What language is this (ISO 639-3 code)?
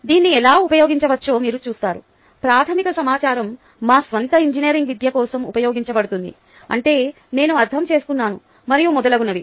tel